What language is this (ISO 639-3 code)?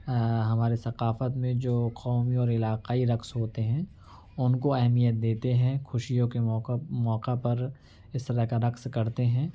urd